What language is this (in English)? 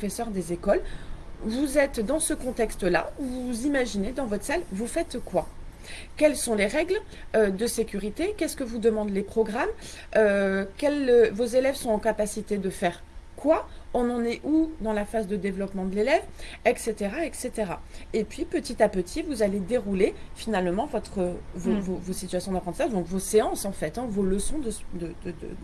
French